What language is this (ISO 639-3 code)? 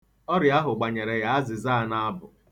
ibo